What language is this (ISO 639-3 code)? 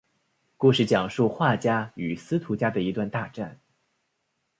zho